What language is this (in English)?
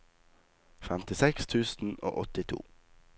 Norwegian